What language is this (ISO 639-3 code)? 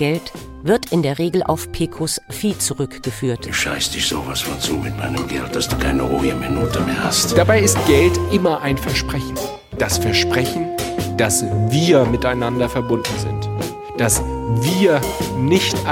deu